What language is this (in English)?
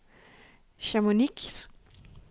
Danish